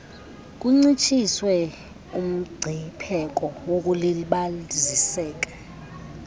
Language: Xhosa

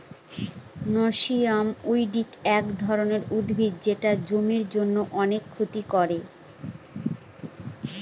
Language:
Bangla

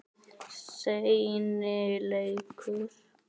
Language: Icelandic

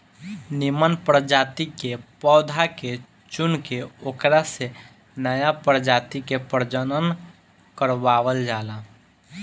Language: Bhojpuri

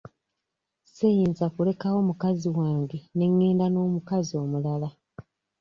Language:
Ganda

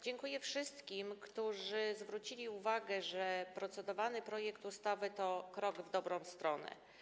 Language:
Polish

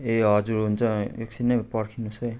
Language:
Nepali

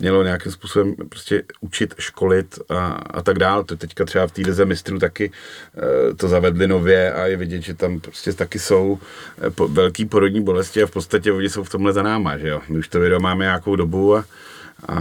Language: Czech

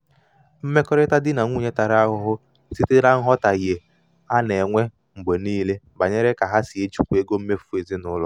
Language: Igbo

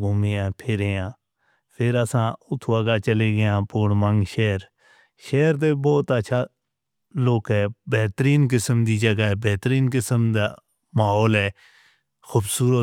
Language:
Northern Hindko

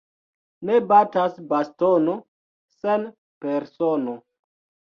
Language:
Esperanto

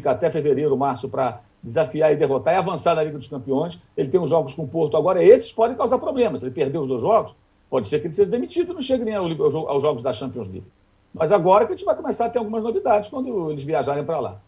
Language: Portuguese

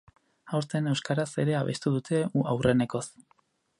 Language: Basque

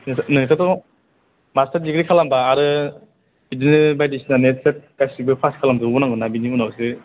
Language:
Bodo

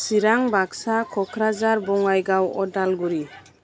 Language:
Bodo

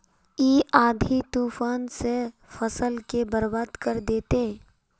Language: Magahi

